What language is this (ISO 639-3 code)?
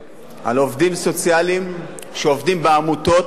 heb